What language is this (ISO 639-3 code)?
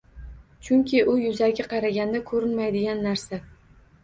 uzb